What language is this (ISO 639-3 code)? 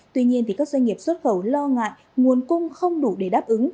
vie